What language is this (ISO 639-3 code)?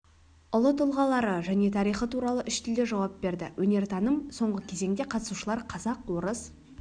kaz